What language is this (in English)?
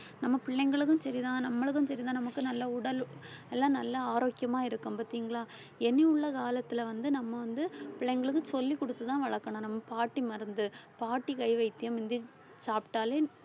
Tamil